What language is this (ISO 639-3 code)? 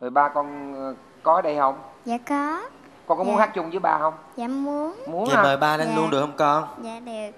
vie